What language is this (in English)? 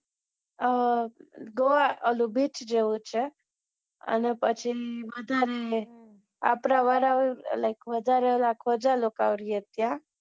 Gujarati